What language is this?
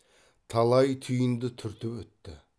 Kazakh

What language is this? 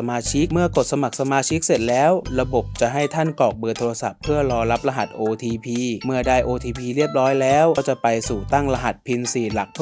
Thai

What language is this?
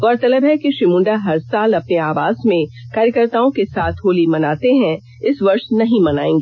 Hindi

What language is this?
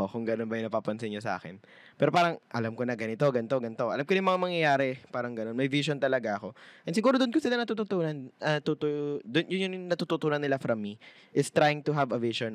Filipino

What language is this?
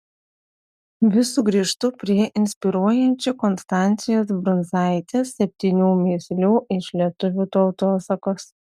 Lithuanian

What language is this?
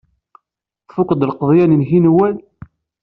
Kabyle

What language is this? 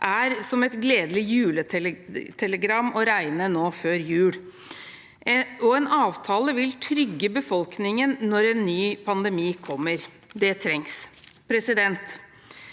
Norwegian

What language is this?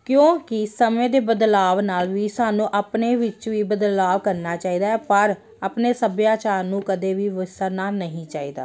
Punjabi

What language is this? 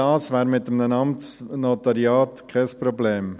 Swiss German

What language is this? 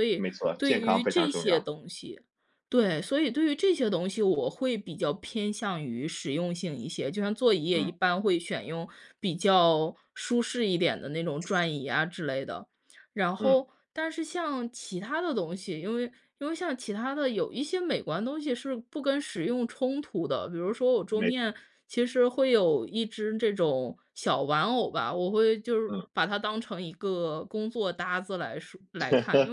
Chinese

